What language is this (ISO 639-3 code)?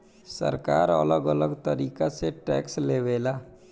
bho